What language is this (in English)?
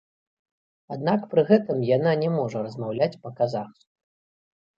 Belarusian